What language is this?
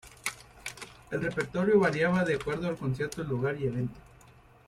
Spanish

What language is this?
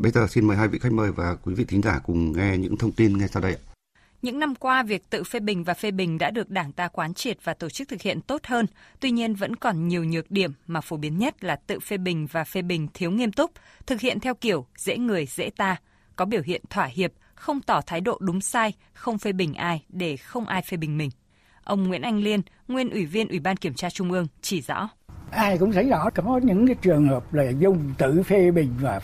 Vietnamese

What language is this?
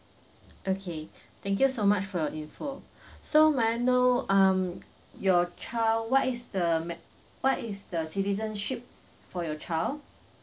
English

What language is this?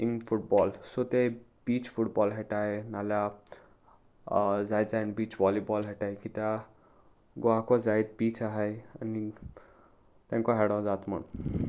Konkani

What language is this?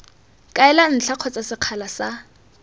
Tswana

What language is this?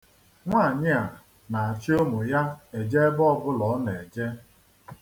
Igbo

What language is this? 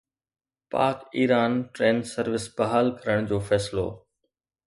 Sindhi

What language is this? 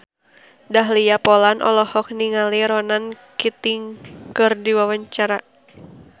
Sundanese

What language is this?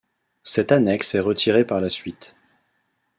French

